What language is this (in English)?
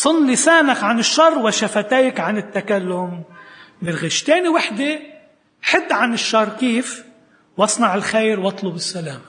Arabic